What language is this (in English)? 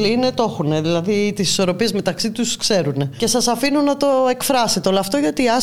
Greek